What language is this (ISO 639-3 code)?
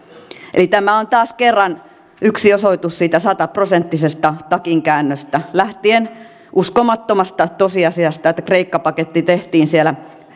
fin